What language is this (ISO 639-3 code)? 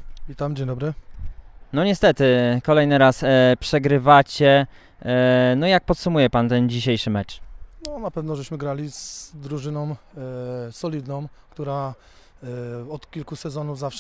pol